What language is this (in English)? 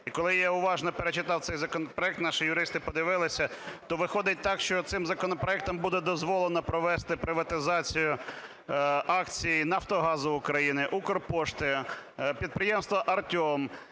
Ukrainian